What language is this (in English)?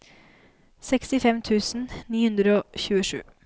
Norwegian